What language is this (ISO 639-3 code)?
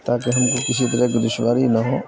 urd